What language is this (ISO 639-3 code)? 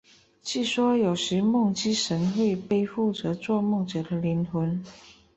zho